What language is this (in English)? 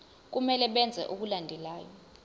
Zulu